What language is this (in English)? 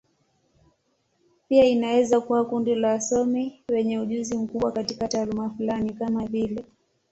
Swahili